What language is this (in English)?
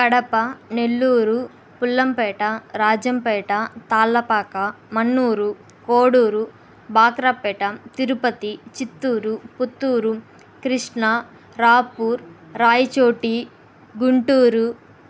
Telugu